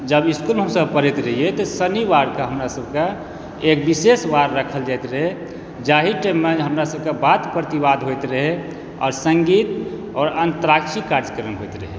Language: Maithili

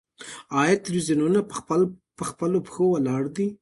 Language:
Pashto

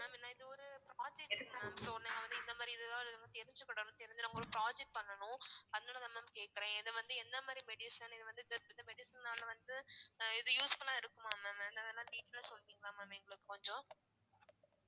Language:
Tamil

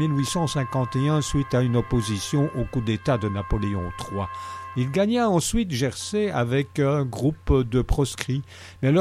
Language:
French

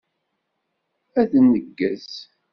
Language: Kabyle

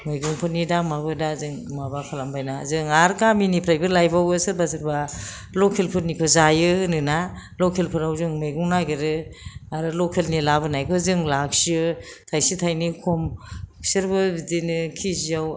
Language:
Bodo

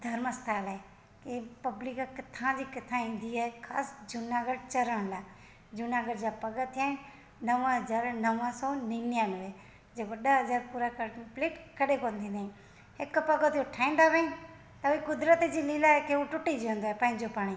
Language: Sindhi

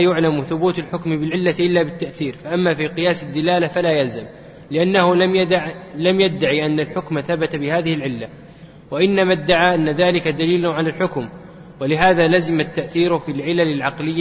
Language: Arabic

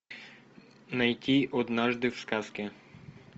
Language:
Russian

